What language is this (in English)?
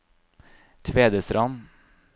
Norwegian